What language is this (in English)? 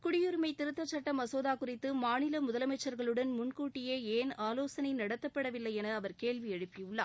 Tamil